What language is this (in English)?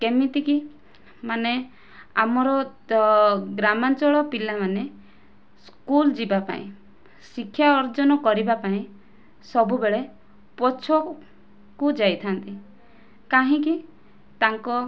Odia